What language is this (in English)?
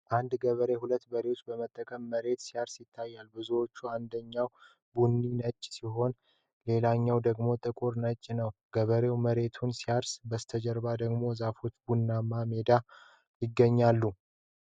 Amharic